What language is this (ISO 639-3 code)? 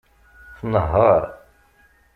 kab